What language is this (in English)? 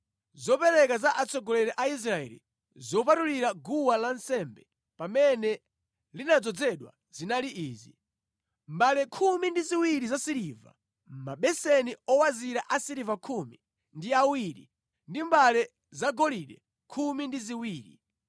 Nyanja